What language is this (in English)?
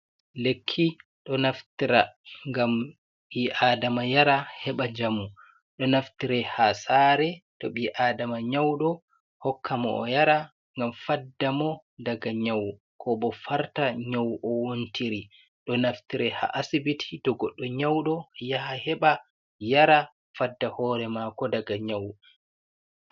Fula